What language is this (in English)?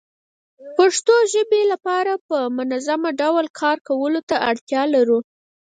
Pashto